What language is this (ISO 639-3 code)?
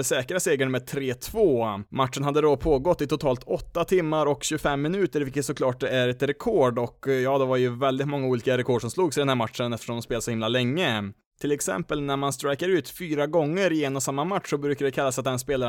swe